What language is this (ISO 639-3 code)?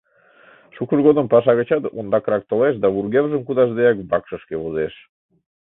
chm